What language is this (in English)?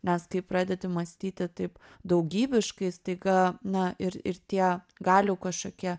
Lithuanian